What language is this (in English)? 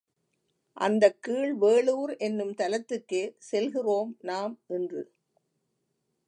Tamil